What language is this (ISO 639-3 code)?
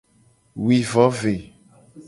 gej